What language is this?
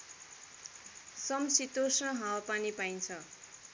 Nepali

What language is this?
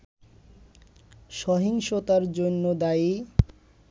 Bangla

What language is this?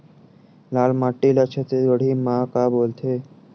Chhattisgarhi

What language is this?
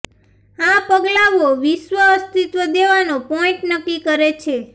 Gujarati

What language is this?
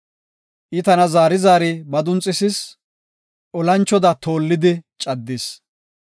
Gofa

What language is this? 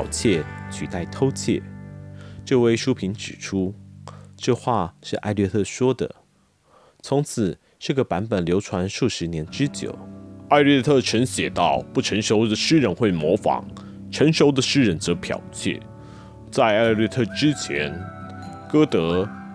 Chinese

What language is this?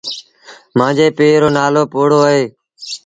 Sindhi Bhil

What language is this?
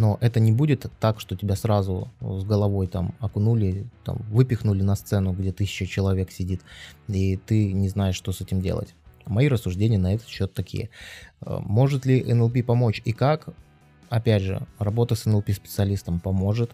Russian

